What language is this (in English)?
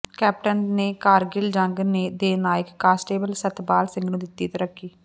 Punjabi